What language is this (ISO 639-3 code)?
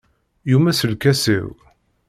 kab